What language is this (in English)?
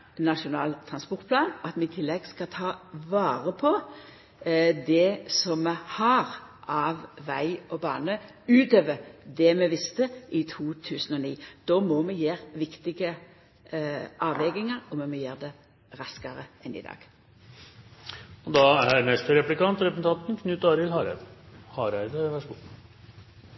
Norwegian Nynorsk